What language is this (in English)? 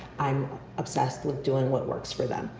English